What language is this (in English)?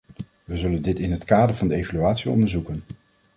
Dutch